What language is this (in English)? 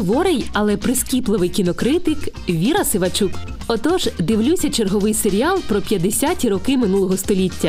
Ukrainian